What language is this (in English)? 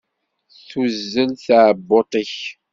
Kabyle